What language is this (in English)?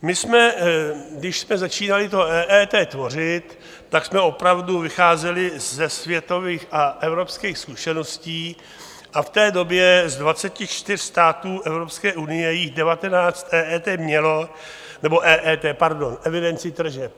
Czech